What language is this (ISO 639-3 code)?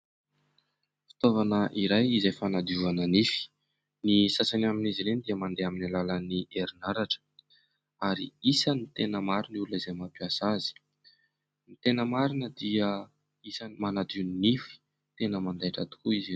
mlg